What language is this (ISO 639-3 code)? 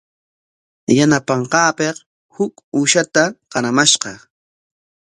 qwa